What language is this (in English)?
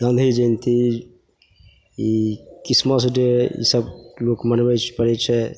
Maithili